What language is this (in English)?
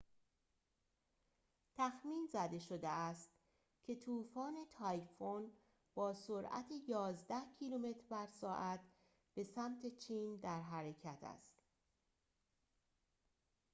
Persian